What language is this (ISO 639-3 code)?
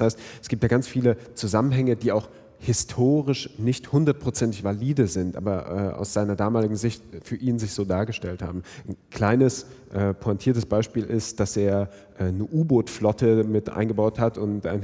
deu